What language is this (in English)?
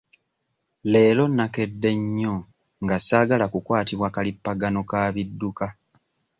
Ganda